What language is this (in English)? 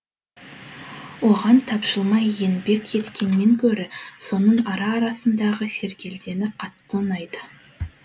Kazakh